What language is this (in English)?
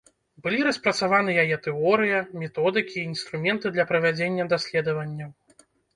Belarusian